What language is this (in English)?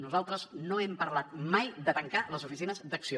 Catalan